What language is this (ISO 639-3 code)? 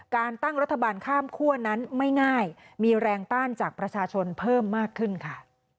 tha